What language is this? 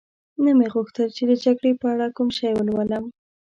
Pashto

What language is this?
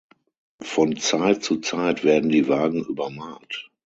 German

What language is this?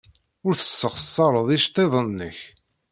Kabyle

